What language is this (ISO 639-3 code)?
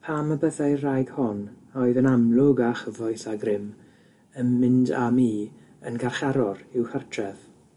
cym